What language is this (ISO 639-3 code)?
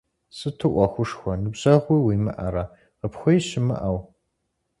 kbd